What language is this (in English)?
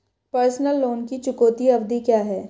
Hindi